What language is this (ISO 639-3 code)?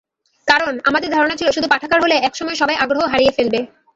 ben